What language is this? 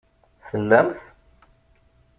Kabyle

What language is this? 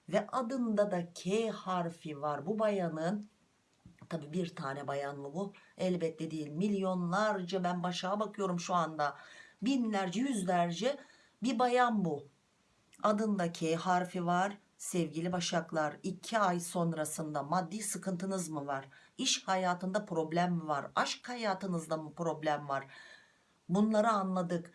Turkish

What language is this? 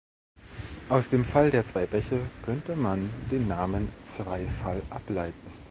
German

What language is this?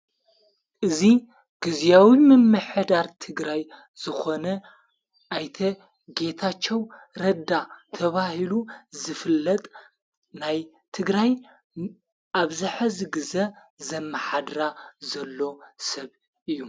Tigrinya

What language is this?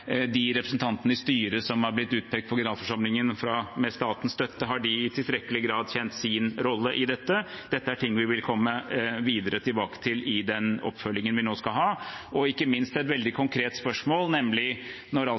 Norwegian Bokmål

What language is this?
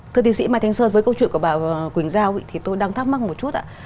Vietnamese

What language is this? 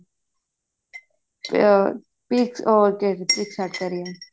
Punjabi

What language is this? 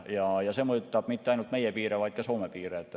Estonian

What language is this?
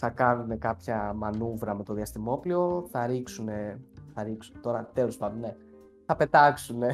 Greek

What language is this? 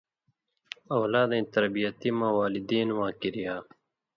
Indus Kohistani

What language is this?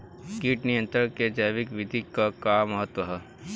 Bhojpuri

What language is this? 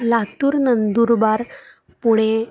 Marathi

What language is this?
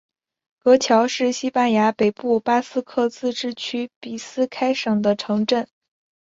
Chinese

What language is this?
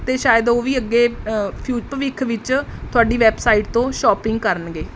Punjabi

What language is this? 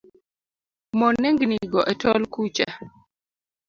Luo (Kenya and Tanzania)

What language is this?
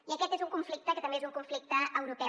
Catalan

